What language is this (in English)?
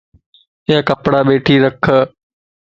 Lasi